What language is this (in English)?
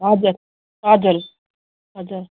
Nepali